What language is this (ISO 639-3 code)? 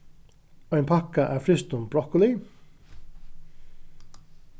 fao